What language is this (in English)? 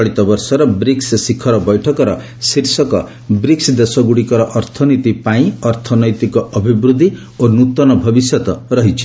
Odia